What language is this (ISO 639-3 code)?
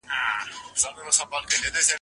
pus